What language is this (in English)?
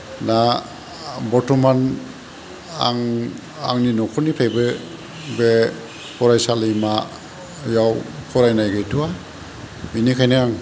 Bodo